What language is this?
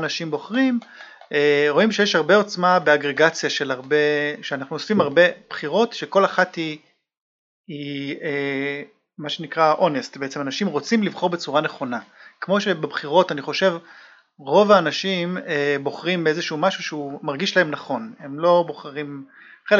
Hebrew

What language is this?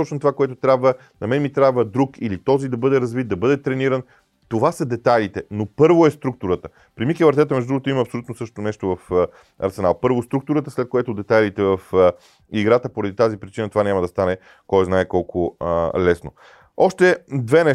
Bulgarian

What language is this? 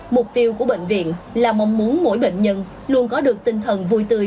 Vietnamese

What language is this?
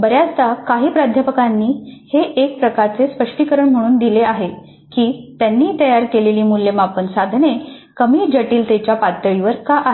Marathi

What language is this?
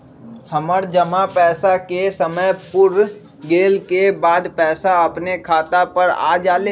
Magahi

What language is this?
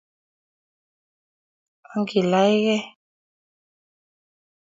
Kalenjin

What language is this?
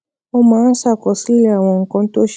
Yoruba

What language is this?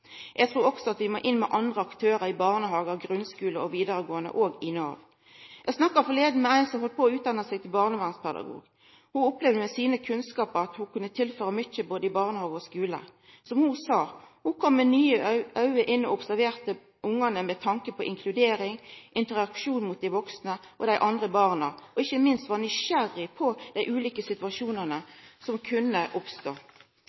Norwegian Nynorsk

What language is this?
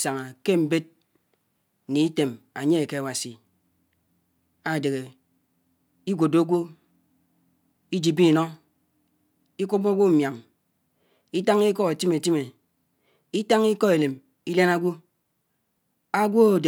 Anaang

